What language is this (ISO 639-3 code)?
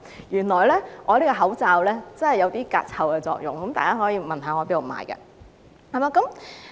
yue